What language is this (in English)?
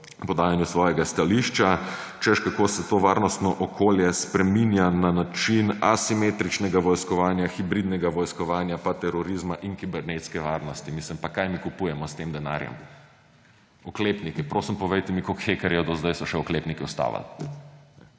Slovenian